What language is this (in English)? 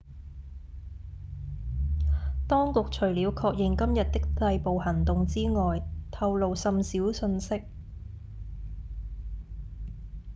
Cantonese